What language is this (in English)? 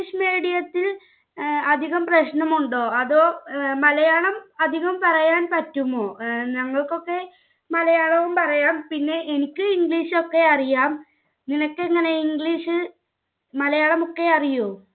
Malayalam